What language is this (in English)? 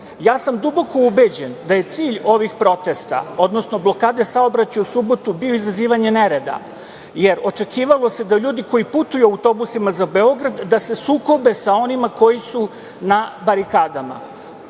Serbian